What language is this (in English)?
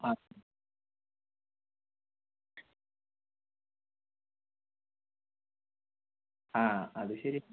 Malayalam